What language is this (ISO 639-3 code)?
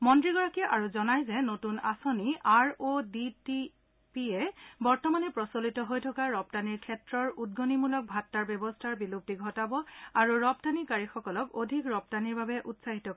asm